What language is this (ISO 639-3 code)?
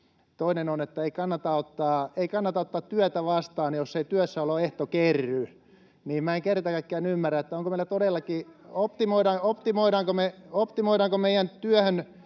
fin